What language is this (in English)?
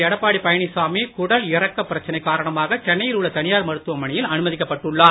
Tamil